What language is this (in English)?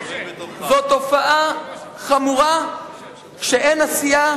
Hebrew